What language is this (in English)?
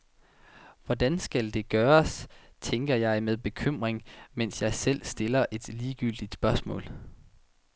Danish